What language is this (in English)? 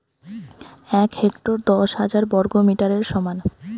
Bangla